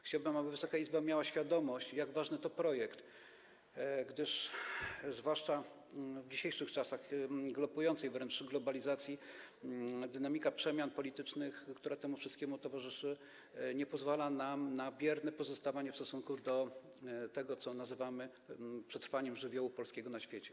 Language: Polish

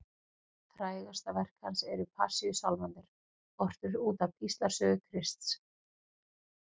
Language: Icelandic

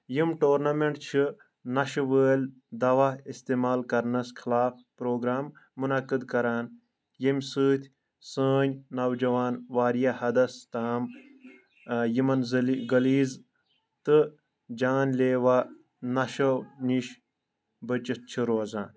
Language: Kashmiri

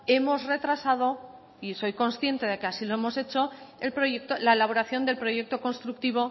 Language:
Spanish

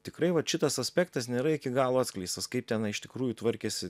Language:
Lithuanian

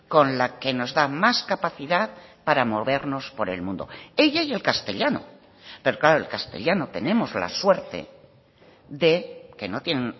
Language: Spanish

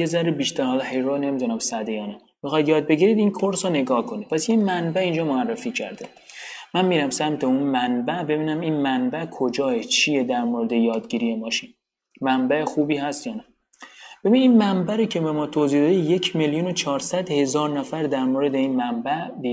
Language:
Persian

